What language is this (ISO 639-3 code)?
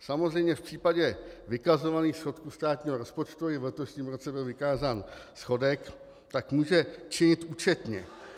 ces